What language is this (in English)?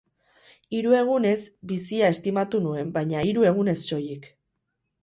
Basque